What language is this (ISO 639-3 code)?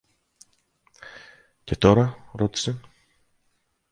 ell